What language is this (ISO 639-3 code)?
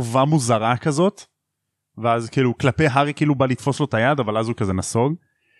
heb